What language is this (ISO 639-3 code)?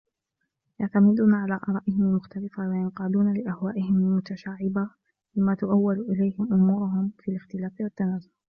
ara